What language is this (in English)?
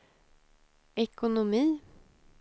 Swedish